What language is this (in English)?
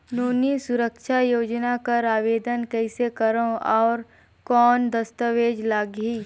Chhattisgarhi